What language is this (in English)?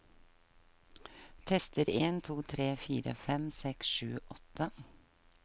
Norwegian